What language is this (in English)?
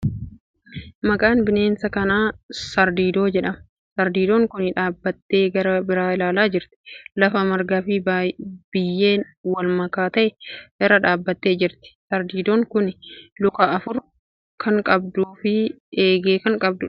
Oromo